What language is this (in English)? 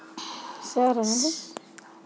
Kannada